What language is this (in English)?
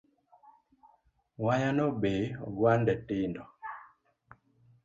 Luo (Kenya and Tanzania)